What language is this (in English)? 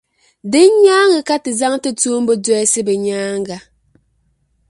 Dagbani